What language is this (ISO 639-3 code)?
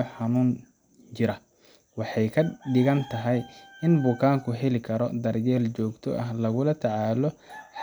som